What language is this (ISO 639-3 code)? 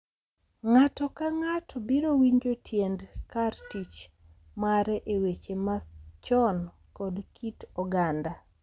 luo